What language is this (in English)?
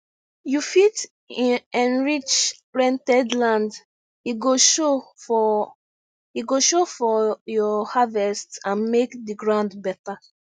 Nigerian Pidgin